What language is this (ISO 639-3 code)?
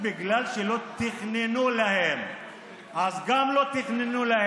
heb